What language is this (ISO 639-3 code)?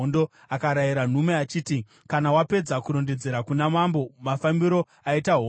sna